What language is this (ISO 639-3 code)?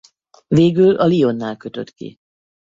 hun